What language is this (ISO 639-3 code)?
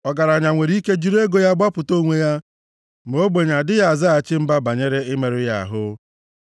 ibo